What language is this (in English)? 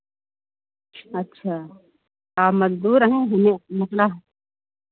Hindi